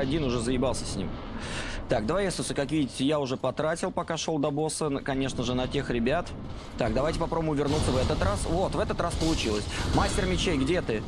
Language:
Russian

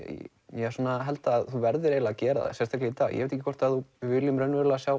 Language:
Icelandic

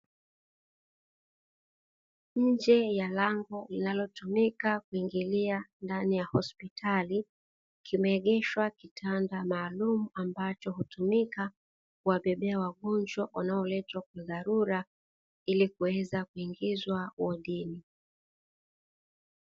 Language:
Swahili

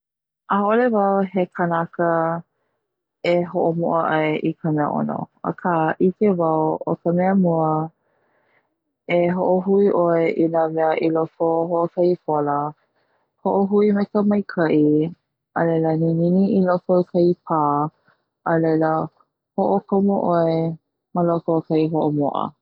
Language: Hawaiian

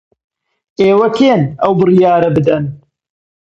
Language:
Central Kurdish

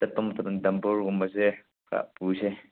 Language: Manipuri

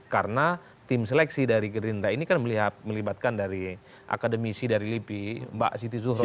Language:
Indonesian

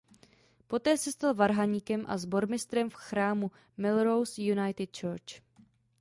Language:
Czech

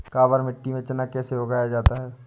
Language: Hindi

